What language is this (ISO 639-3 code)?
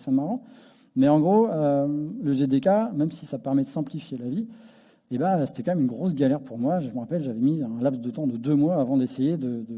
fra